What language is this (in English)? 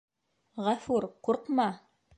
Bashkir